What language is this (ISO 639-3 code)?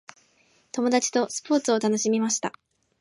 jpn